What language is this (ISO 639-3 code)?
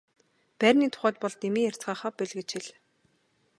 mon